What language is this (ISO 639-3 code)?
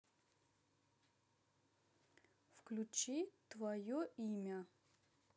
rus